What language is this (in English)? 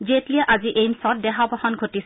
Assamese